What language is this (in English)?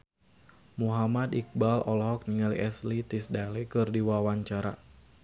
Sundanese